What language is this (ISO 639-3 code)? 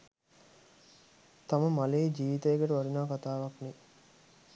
sin